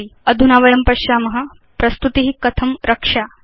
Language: Sanskrit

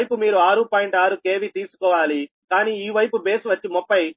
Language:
Telugu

